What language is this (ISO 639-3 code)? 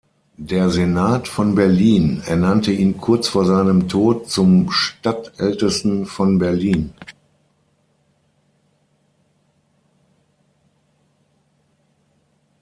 deu